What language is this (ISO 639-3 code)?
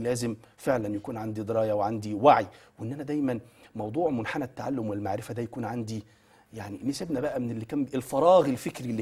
ara